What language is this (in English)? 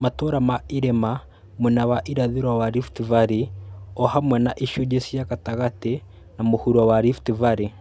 Kikuyu